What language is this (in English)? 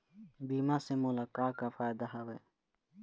Chhattisgarhi